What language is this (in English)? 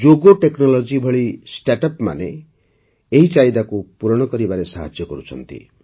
Odia